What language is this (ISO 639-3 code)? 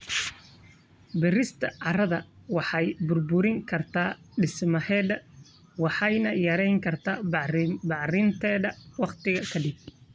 som